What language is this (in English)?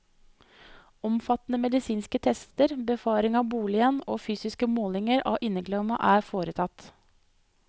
Norwegian